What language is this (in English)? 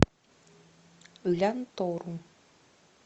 Russian